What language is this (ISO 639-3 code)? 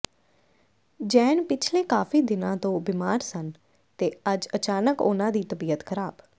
pan